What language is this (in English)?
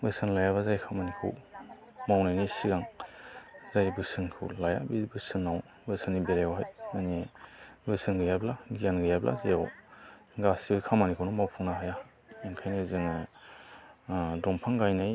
Bodo